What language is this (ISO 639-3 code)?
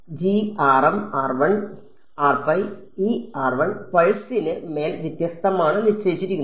mal